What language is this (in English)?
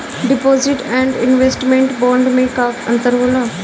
Bhojpuri